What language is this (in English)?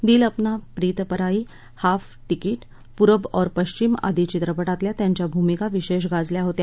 Marathi